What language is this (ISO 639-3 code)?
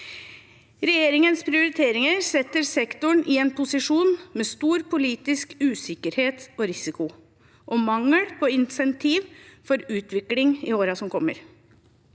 nor